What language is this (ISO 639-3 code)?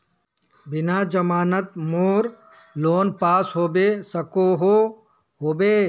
mag